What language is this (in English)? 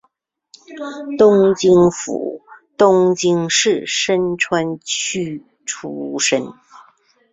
Chinese